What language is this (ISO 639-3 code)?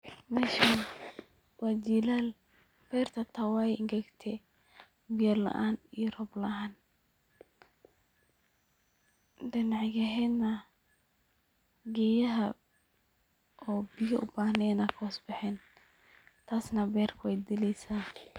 som